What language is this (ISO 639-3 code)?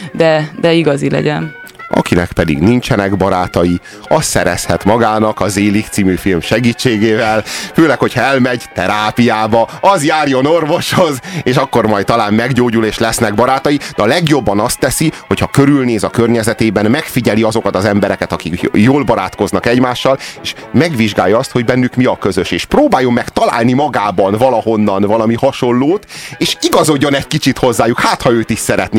hun